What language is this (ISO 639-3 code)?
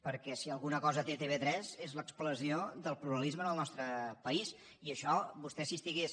cat